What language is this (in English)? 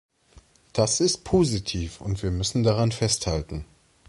German